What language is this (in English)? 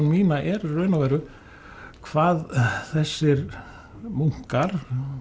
Icelandic